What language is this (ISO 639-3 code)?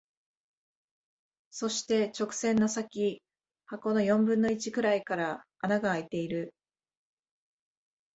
jpn